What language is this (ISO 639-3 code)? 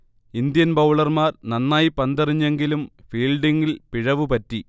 mal